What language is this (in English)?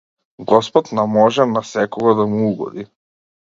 Macedonian